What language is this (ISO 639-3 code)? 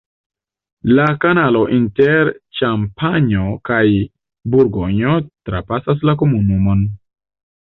epo